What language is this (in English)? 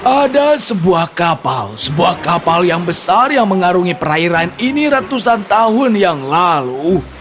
Indonesian